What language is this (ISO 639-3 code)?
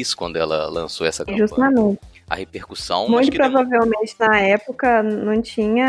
por